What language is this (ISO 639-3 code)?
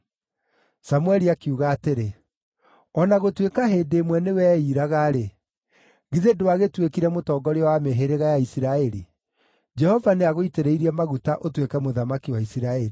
kik